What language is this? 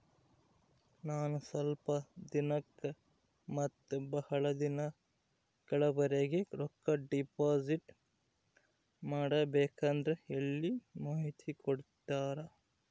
Kannada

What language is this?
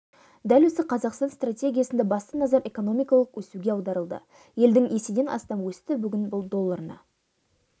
Kazakh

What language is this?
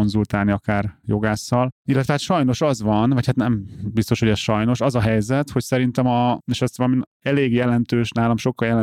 Hungarian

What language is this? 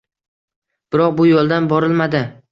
Uzbek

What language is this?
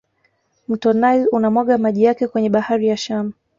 Swahili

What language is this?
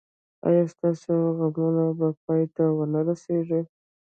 Pashto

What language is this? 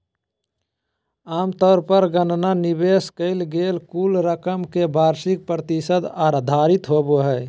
Magahi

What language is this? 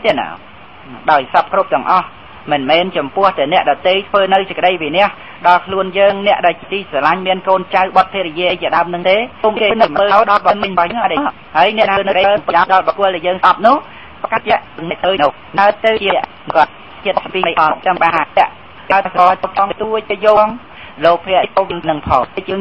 Thai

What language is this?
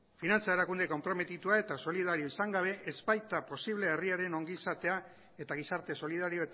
Basque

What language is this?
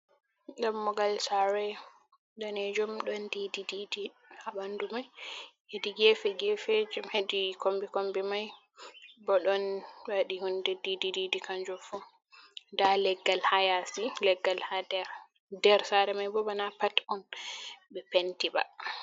Fula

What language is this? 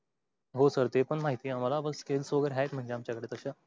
Marathi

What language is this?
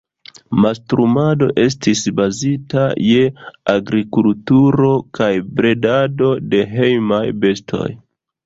Esperanto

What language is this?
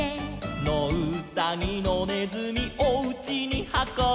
Japanese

